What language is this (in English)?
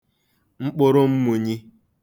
Igbo